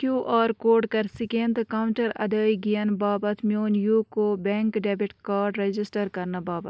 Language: Kashmiri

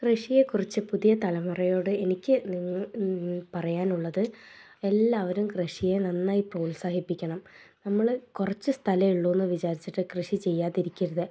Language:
Malayalam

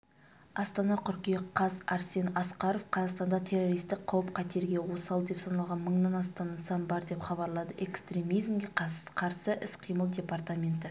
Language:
Kazakh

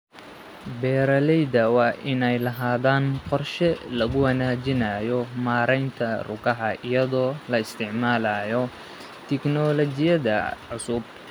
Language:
Somali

